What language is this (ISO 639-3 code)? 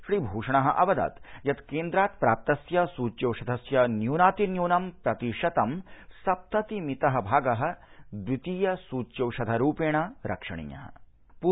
san